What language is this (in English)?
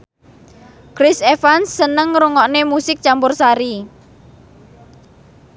Javanese